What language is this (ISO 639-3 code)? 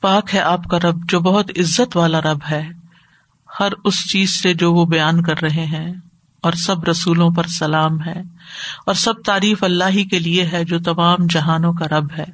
urd